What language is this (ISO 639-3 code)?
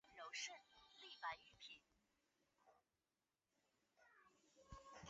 zho